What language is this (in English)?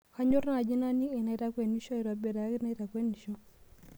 Masai